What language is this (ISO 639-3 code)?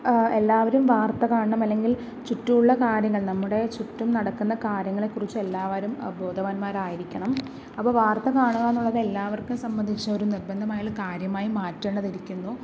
mal